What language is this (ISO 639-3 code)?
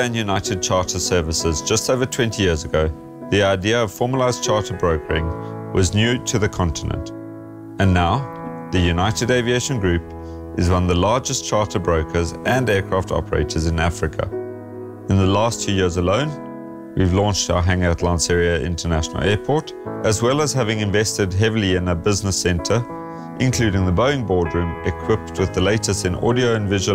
eng